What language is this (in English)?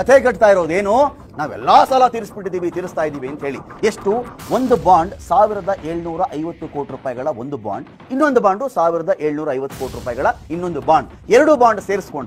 Turkish